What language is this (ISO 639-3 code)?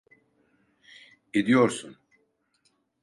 tur